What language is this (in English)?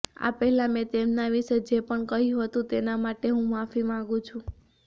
Gujarati